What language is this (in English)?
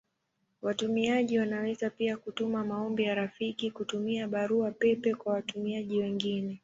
Swahili